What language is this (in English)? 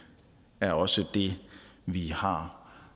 Danish